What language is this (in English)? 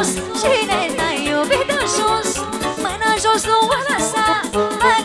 Romanian